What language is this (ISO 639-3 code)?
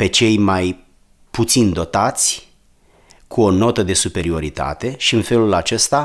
ron